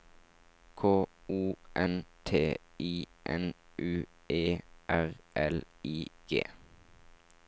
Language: Norwegian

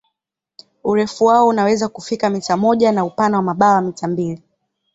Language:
Swahili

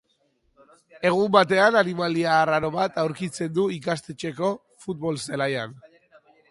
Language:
Basque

